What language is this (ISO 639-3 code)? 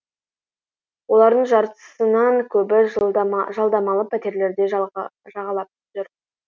kaz